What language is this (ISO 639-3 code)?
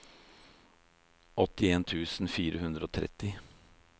nor